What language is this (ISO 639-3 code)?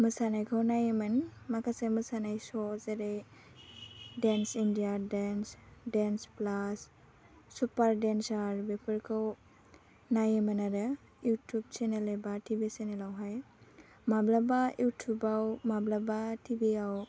brx